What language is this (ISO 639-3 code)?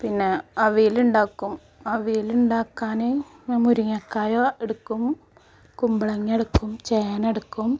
mal